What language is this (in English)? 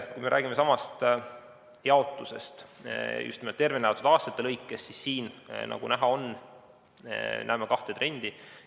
Estonian